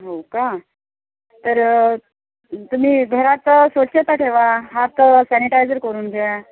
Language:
Marathi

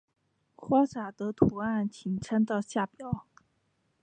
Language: Chinese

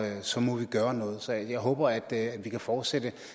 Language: Danish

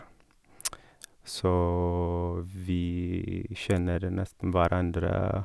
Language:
Norwegian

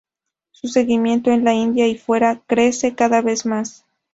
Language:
Spanish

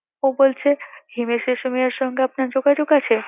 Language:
Bangla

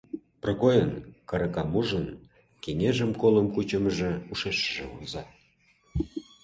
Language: Mari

